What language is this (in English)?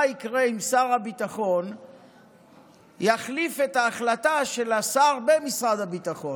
Hebrew